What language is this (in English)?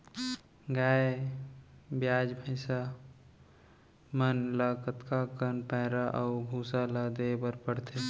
Chhattisgarhi